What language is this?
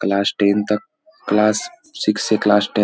Hindi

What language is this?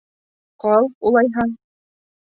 Bashkir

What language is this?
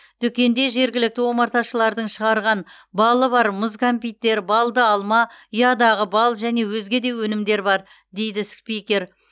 Kazakh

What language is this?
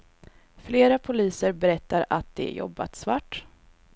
Swedish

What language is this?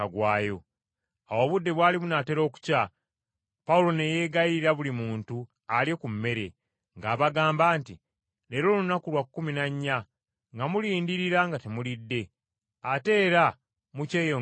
Ganda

